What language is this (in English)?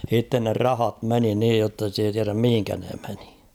Finnish